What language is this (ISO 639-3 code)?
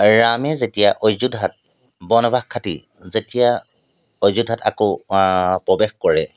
asm